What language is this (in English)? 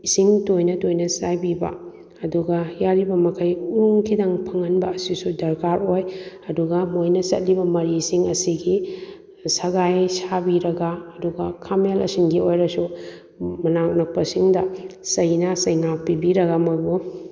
Manipuri